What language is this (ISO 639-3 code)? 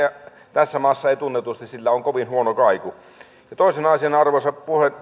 fin